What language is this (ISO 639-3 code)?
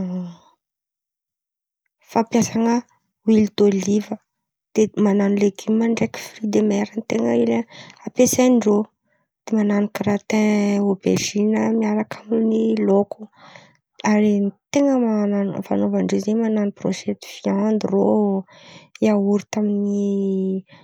xmv